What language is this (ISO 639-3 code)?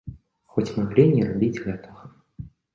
bel